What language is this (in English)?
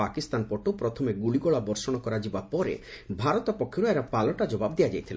Odia